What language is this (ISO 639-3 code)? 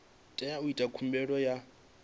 ven